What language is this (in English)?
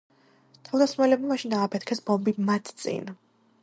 Georgian